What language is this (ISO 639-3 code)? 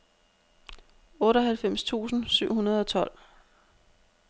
dan